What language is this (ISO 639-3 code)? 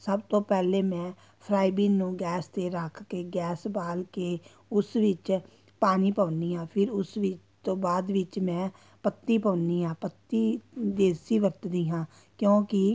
pan